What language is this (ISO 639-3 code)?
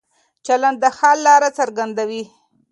pus